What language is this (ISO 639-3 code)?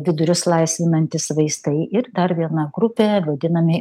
lit